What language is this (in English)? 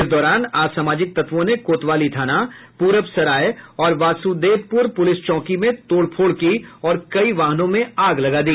Hindi